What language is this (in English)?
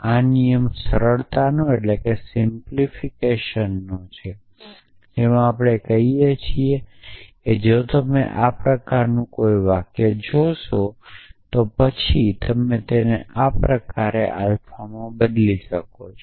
Gujarati